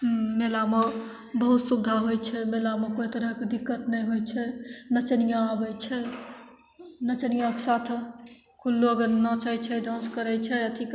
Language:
Maithili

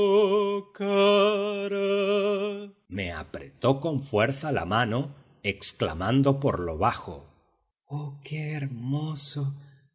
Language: Spanish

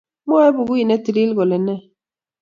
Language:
Kalenjin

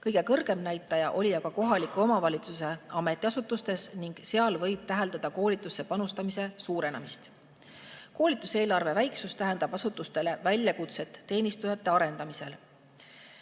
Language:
Estonian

